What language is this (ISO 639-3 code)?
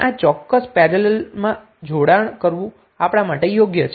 guj